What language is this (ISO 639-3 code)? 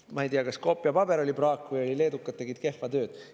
est